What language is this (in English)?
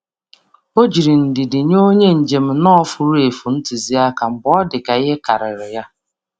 Igbo